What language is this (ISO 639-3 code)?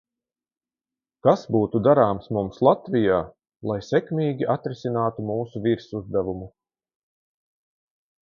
lav